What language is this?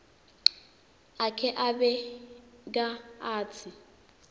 Swati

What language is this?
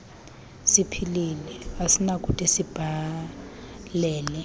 Xhosa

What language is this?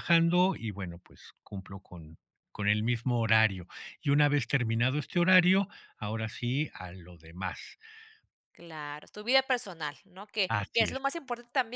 Spanish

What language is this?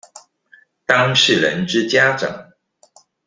Chinese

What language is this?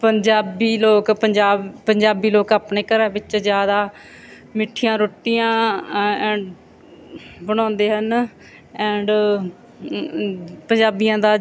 Punjabi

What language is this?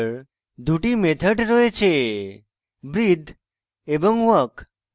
Bangla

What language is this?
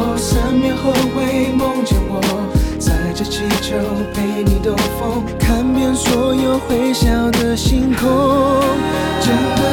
Chinese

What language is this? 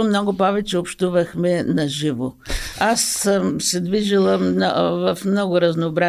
Bulgarian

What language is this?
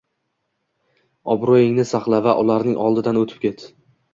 Uzbek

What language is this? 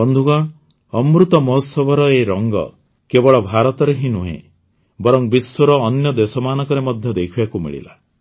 Odia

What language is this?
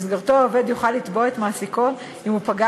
Hebrew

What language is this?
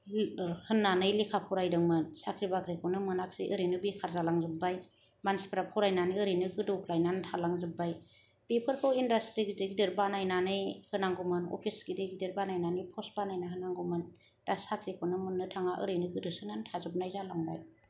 Bodo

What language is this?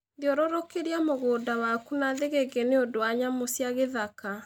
Kikuyu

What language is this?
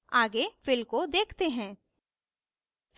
Hindi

